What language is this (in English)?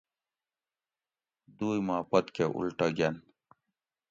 Gawri